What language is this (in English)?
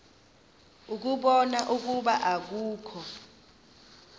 Xhosa